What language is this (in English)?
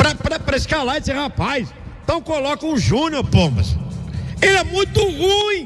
Portuguese